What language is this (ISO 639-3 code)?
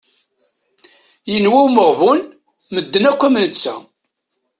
kab